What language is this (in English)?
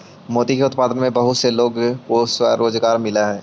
Magahi